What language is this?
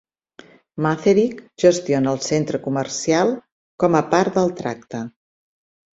Catalan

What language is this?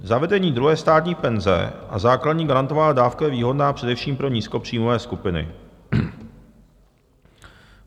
Czech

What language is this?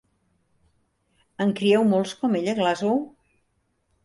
Catalan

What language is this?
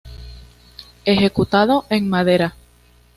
Spanish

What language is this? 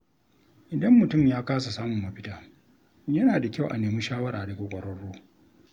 Hausa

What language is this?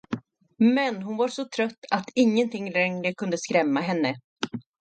Swedish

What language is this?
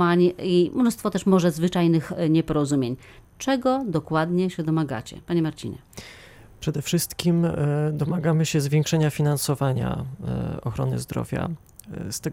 Polish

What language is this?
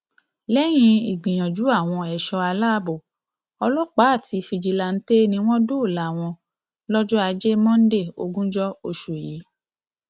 Yoruba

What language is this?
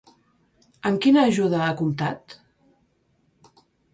Catalan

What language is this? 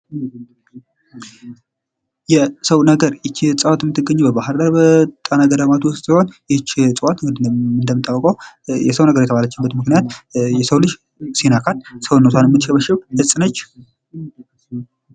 Amharic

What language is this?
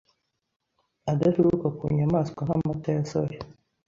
Kinyarwanda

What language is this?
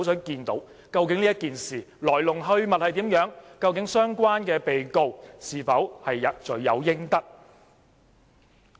Cantonese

